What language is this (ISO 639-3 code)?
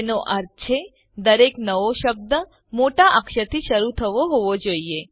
guj